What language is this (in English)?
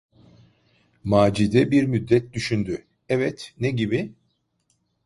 Turkish